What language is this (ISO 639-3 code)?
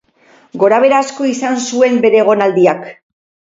eus